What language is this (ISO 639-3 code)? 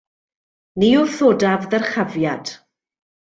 cym